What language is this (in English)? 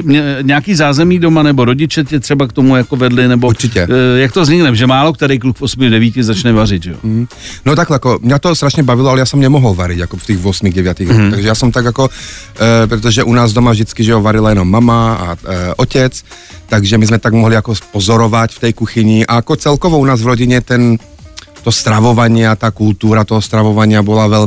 Czech